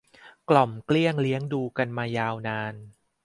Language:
Thai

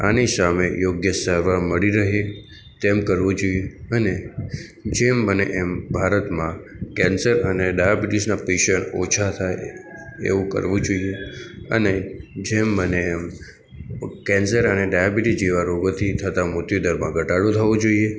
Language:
Gujarati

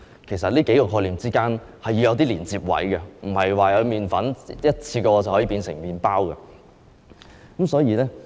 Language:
Cantonese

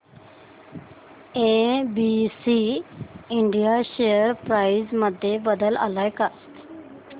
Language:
Marathi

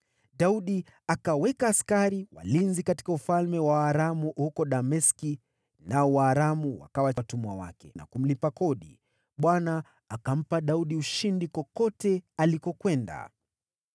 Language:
Swahili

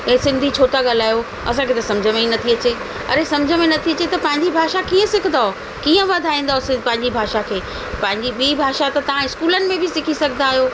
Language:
Sindhi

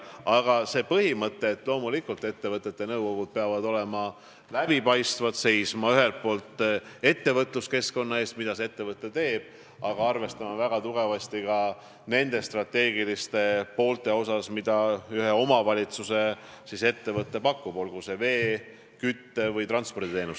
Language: Estonian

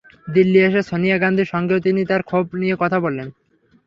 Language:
Bangla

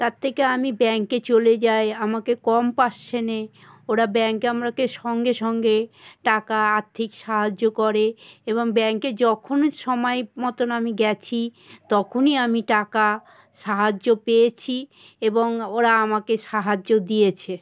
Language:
Bangla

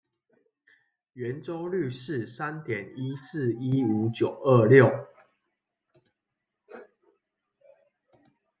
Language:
Chinese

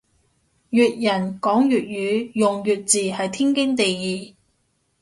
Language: Cantonese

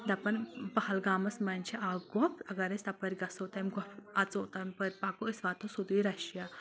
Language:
Kashmiri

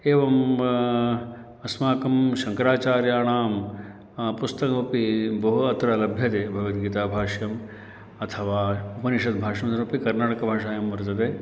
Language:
Sanskrit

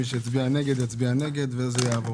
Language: Hebrew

